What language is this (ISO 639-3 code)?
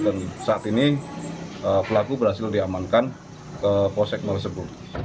ind